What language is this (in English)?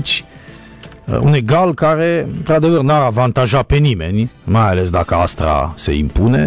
Romanian